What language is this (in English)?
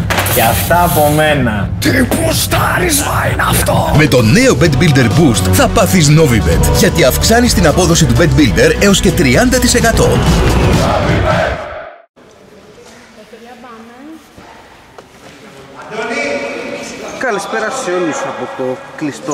Greek